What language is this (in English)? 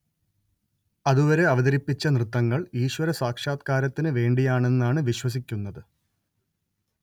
Malayalam